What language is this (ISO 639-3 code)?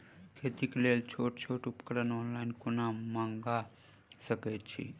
mai